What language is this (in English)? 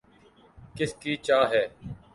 Urdu